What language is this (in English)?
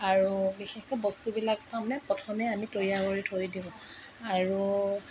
Assamese